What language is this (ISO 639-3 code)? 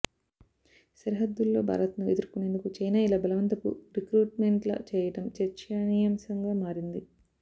tel